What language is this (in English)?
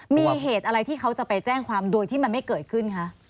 Thai